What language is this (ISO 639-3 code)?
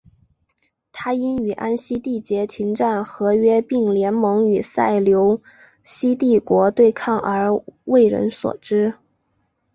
zho